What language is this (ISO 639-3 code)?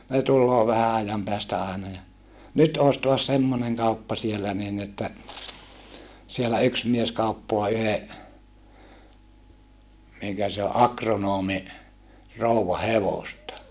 fin